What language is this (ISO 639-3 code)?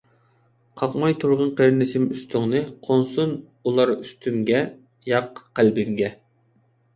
uig